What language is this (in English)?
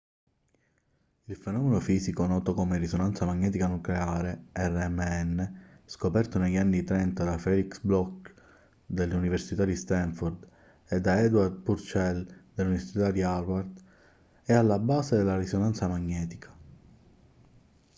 Italian